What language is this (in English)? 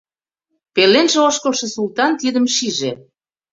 Mari